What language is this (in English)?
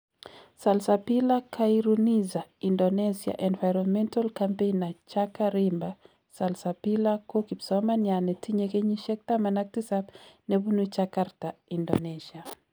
Kalenjin